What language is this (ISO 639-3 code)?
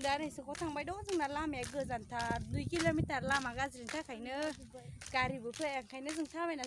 tha